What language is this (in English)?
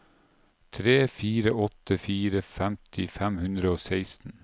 Norwegian